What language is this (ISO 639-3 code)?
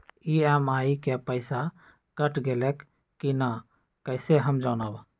mag